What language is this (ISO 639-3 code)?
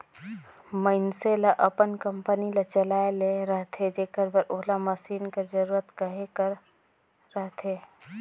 hne